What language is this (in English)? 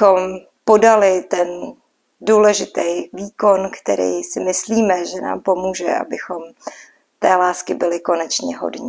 Czech